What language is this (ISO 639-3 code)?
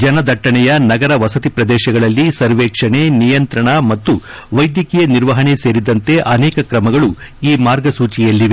kan